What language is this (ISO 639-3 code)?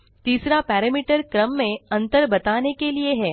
hin